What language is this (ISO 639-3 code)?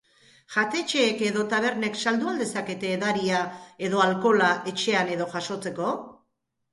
eus